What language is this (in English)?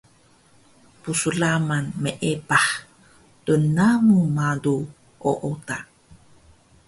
Taroko